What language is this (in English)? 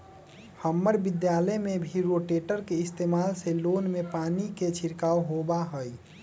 Magahi